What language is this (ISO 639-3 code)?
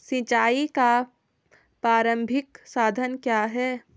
hin